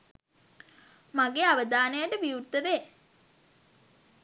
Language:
Sinhala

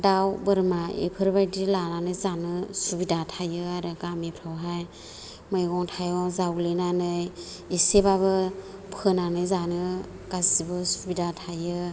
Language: Bodo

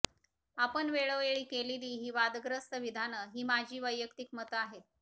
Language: Marathi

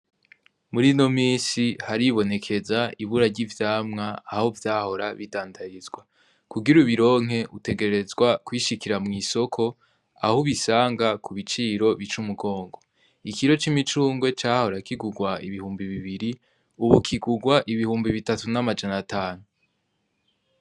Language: Rundi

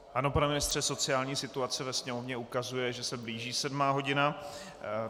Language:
Czech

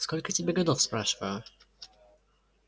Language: Russian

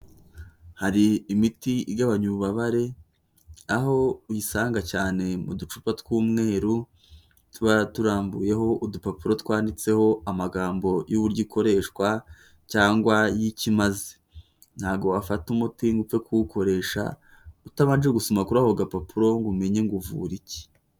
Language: Kinyarwanda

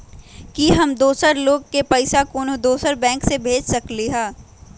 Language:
Magahi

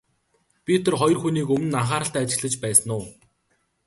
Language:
Mongolian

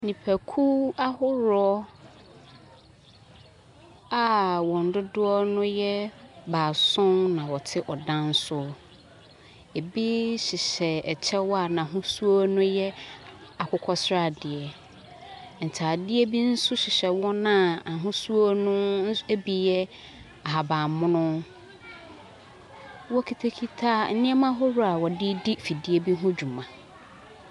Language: Akan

